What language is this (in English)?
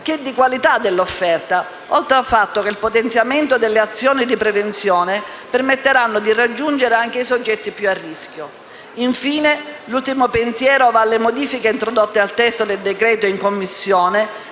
Italian